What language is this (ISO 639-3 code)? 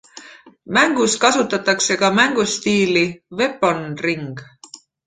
est